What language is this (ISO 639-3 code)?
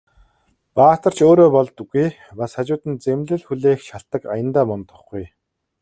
mon